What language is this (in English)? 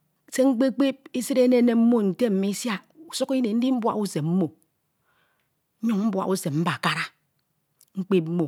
Ito